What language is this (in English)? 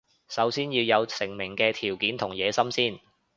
Cantonese